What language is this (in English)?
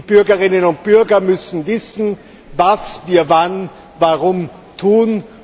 German